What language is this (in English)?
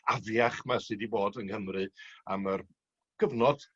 Welsh